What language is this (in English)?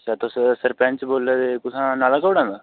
Dogri